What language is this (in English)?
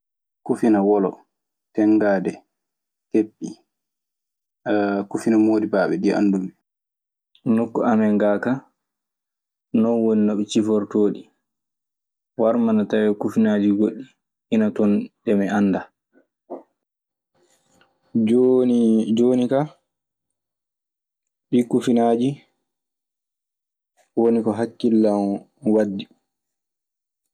Maasina Fulfulde